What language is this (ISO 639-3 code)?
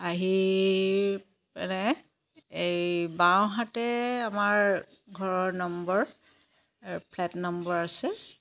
asm